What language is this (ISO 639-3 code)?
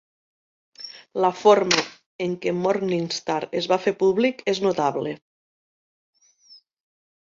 cat